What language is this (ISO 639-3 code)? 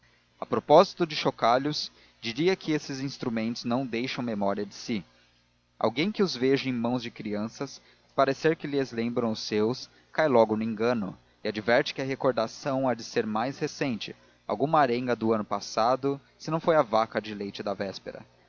por